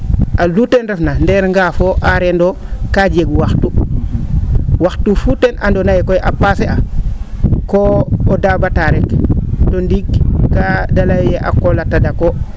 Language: Serer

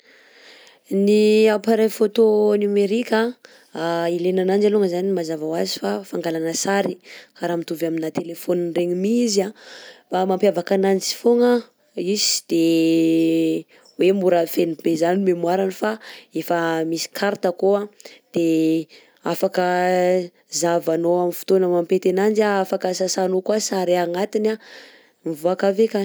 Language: Southern Betsimisaraka Malagasy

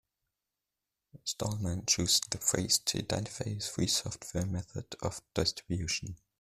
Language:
English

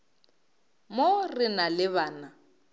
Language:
Northern Sotho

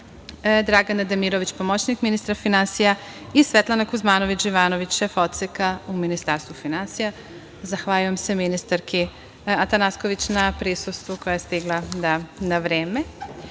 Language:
Serbian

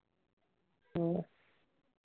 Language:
Punjabi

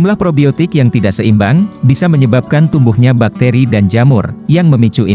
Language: Indonesian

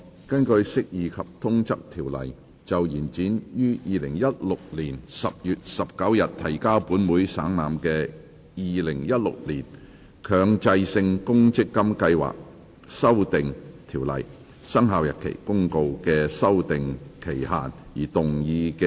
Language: Cantonese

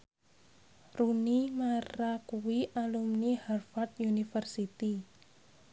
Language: Javanese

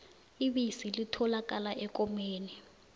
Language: South Ndebele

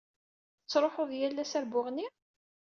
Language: Kabyle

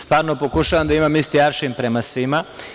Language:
Serbian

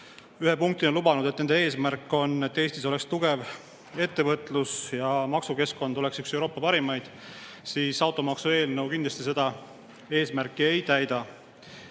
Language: Estonian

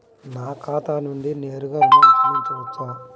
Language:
Telugu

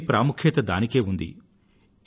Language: Telugu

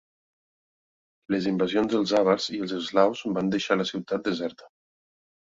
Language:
Catalan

